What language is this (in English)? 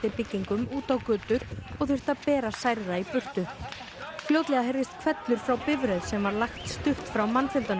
Icelandic